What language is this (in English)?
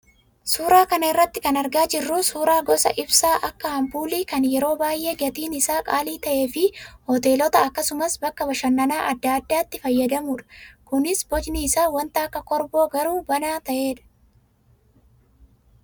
Oromo